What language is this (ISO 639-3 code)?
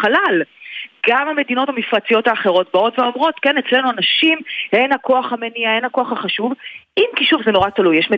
heb